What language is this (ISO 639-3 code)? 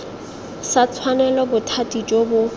tsn